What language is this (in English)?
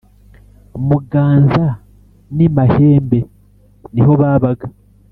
Kinyarwanda